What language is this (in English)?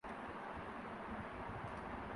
Urdu